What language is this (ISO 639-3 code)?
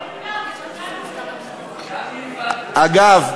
heb